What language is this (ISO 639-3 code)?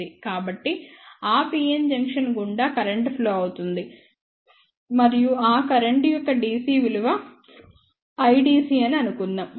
tel